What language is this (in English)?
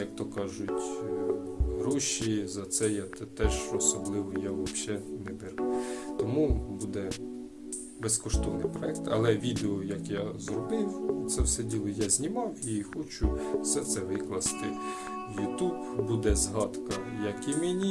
Ukrainian